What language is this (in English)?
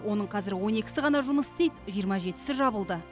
Kazakh